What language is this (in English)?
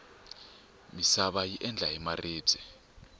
Tsonga